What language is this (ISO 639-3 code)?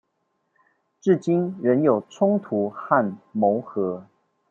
zho